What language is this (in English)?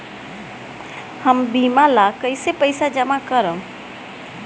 Bhojpuri